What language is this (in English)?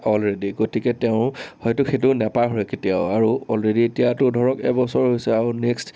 Assamese